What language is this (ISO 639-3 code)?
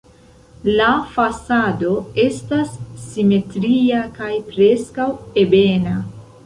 epo